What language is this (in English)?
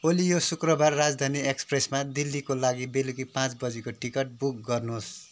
Nepali